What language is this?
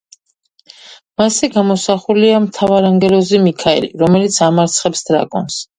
Georgian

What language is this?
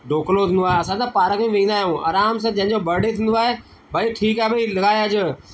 Sindhi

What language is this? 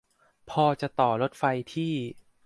Thai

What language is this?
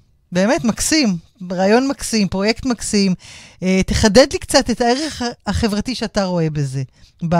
Hebrew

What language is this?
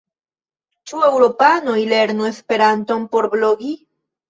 Esperanto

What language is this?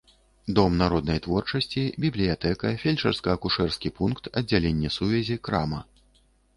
Belarusian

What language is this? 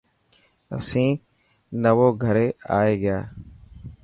Dhatki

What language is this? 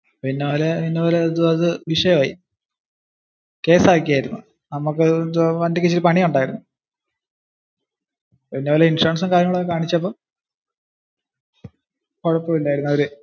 Malayalam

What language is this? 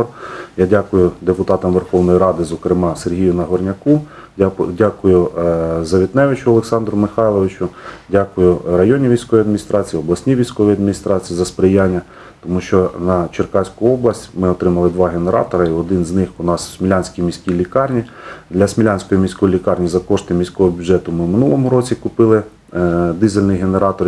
Ukrainian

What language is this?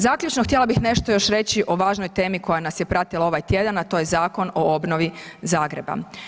Croatian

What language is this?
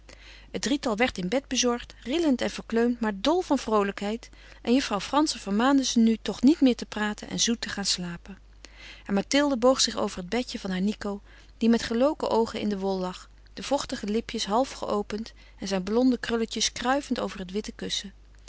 Dutch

